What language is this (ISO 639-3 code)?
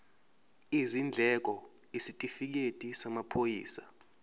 zul